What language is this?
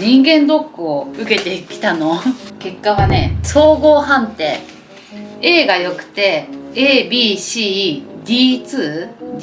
Japanese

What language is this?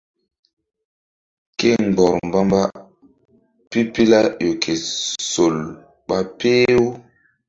Mbum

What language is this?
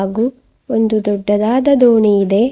Kannada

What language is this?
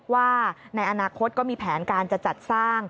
Thai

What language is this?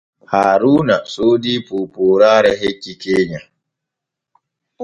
Borgu Fulfulde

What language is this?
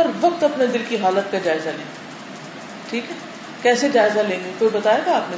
Urdu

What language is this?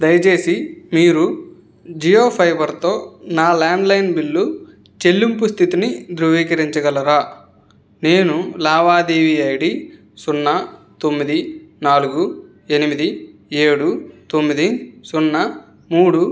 Telugu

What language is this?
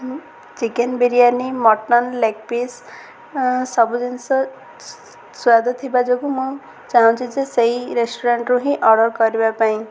Odia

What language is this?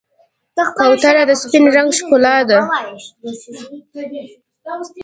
Pashto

